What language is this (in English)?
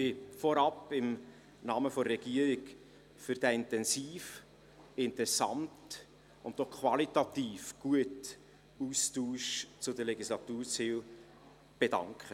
Swiss German